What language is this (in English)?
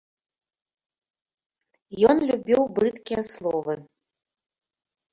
Belarusian